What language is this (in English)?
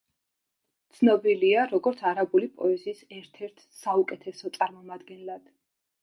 Georgian